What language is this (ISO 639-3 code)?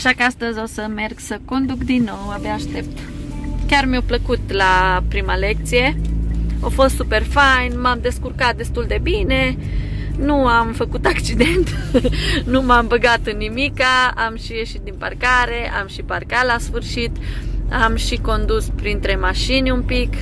ron